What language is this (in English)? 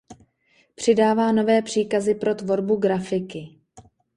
Czech